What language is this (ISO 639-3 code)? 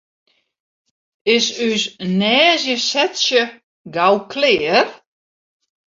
fry